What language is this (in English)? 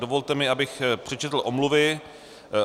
Czech